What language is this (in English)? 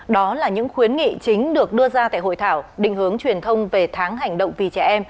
Vietnamese